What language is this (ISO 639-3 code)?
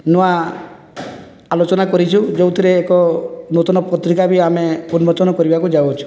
ori